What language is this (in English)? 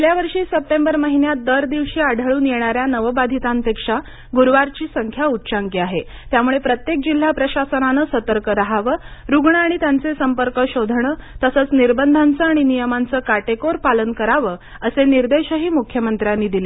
Marathi